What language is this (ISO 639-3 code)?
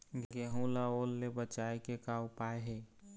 hne